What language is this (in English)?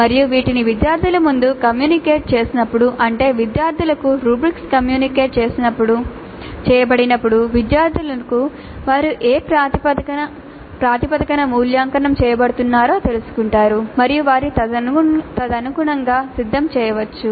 Telugu